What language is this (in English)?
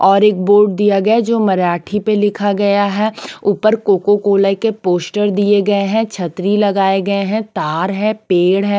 Hindi